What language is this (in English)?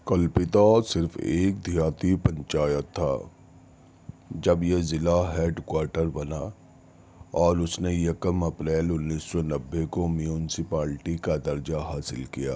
Urdu